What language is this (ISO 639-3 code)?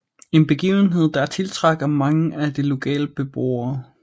dan